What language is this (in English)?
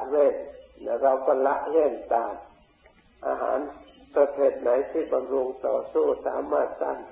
Thai